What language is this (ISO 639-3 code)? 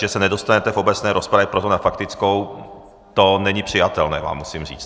ces